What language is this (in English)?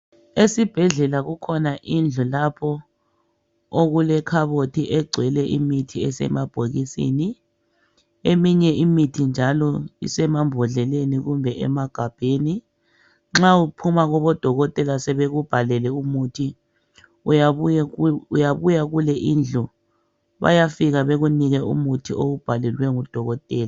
North Ndebele